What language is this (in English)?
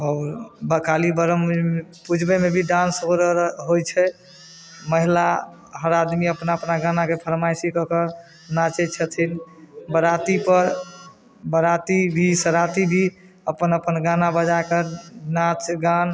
Maithili